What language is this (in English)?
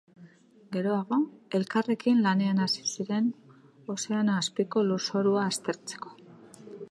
Basque